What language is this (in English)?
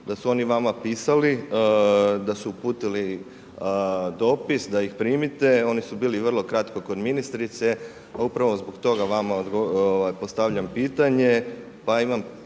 Croatian